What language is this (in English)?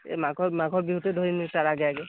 Assamese